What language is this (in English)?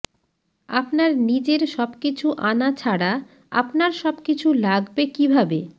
Bangla